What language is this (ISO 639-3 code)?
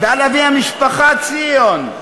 heb